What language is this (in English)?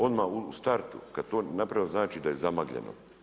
Croatian